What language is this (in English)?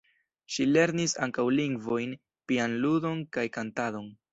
Esperanto